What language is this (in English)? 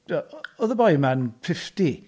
Welsh